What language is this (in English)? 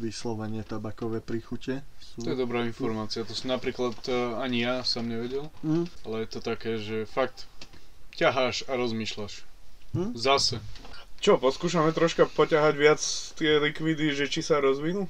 Slovak